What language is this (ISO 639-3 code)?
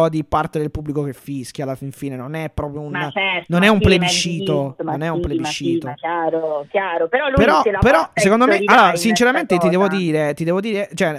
ita